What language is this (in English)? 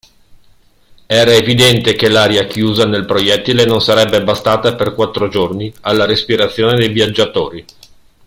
Italian